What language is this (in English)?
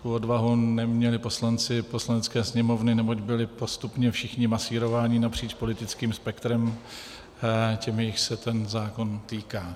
Czech